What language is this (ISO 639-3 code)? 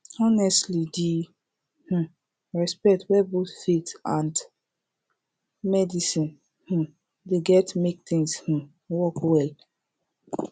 pcm